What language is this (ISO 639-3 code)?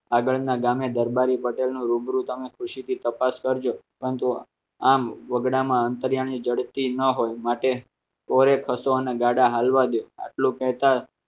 guj